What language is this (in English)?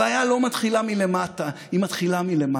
Hebrew